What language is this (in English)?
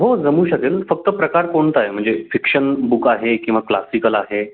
Marathi